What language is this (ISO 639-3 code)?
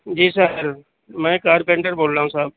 urd